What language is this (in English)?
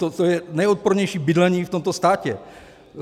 Czech